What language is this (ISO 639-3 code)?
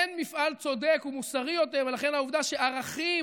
heb